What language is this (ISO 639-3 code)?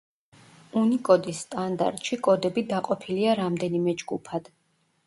kat